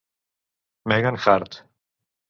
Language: Catalan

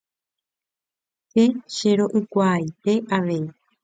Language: Guarani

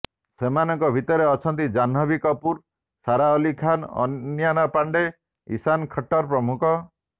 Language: Odia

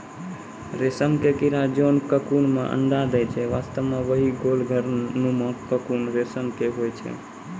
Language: Maithili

